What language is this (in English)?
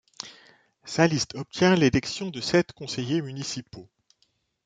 French